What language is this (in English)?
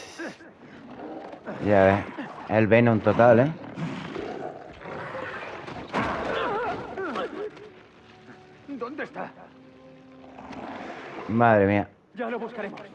Spanish